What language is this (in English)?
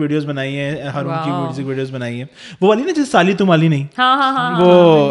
Urdu